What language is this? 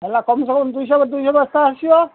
Odia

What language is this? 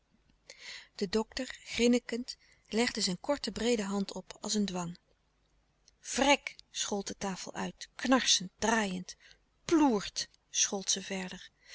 Dutch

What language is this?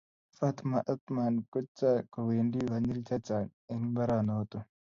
Kalenjin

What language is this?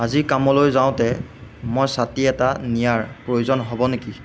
Assamese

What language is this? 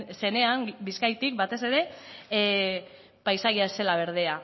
Basque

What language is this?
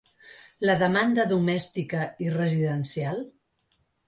Catalan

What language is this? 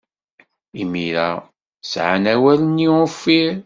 Kabyle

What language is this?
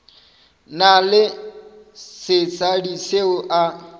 Northern Sotho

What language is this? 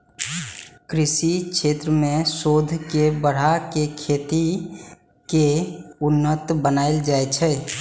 Maithili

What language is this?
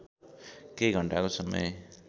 Nepali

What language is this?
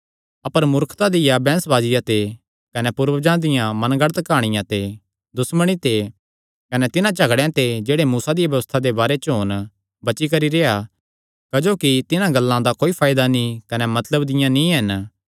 Kangri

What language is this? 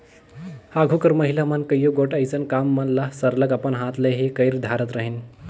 Chhattisgarhi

